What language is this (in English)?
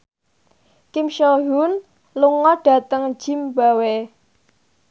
Javanese